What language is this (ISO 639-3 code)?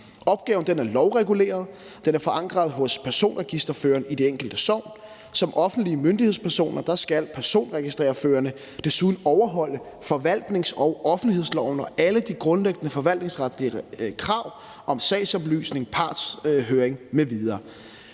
dan